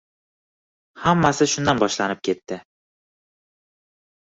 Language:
Uzbek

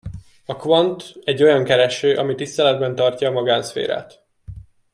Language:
Hungarian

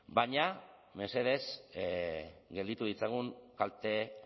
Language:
Basque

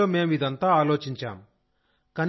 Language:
Telugu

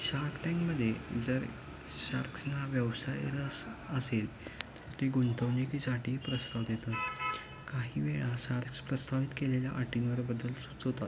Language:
Marathi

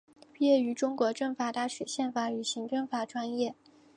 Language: Chinese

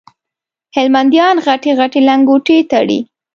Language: Pashto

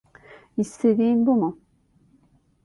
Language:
Turkish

